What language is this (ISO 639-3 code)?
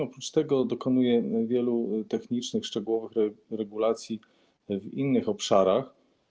pol